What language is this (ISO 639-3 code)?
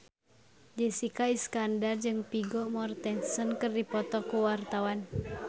sun